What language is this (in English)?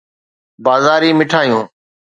Sindhi